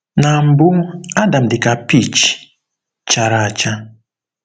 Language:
Igbo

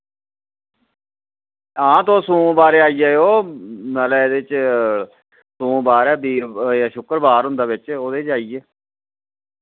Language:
Dogri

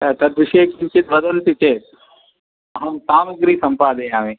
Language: Sanskrit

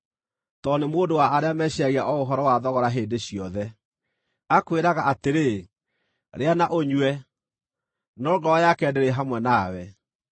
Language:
Kikuyu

